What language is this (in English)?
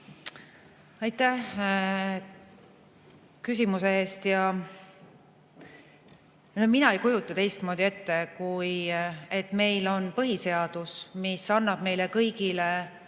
Estonian